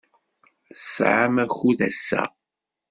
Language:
Kabyle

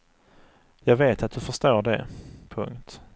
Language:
Swedish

